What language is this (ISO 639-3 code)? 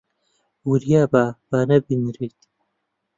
ckb